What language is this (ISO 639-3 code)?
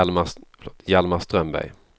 swe